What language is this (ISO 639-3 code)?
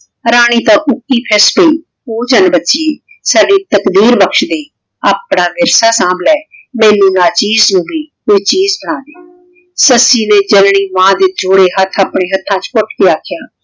pan